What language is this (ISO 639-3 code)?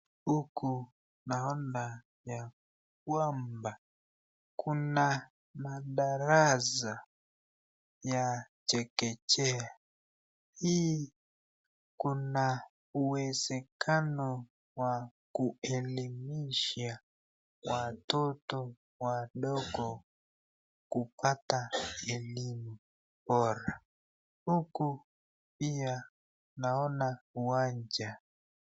swa